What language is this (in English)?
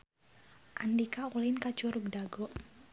Sundanese